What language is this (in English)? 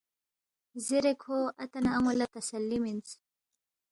Balti